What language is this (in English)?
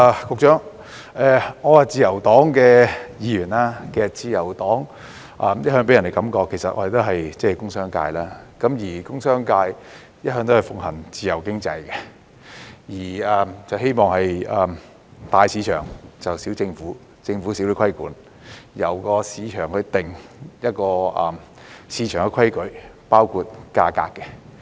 Cantonese